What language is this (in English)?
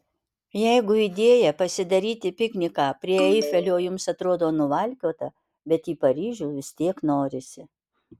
Lithuanian